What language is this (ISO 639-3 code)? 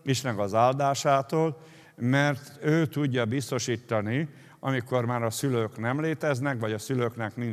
hun